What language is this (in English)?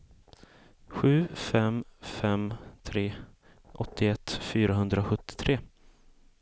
Swedish